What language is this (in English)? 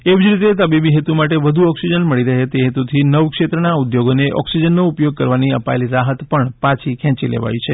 Gujarati